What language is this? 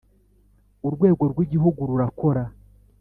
Kinyarwanda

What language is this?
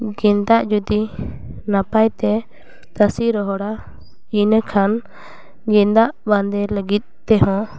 Santali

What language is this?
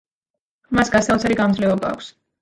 Georgian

